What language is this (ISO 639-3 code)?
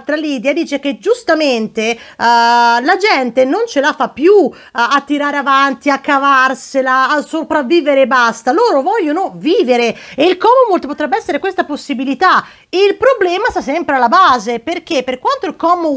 ita